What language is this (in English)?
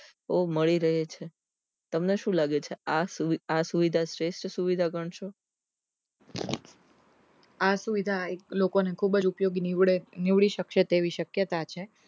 Gujarati